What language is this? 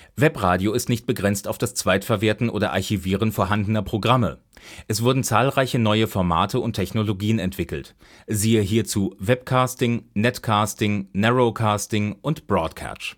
German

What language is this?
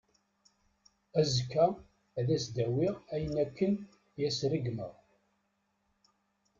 Kabyle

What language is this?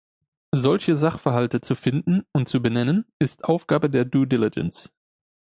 German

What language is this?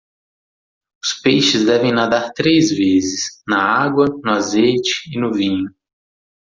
Portuguese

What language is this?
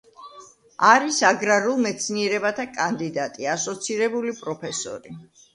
Georgian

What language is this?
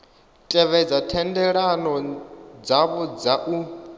Venda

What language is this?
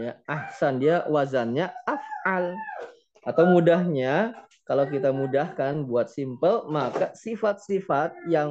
Indonesian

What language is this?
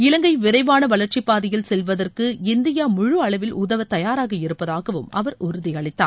Tamil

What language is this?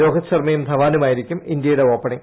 Malayalam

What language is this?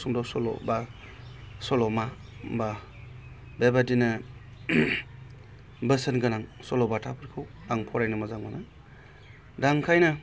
Bodo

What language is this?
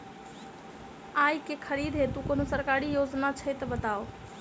Maithili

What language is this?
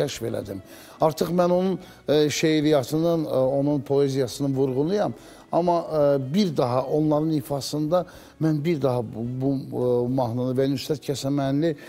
Turkish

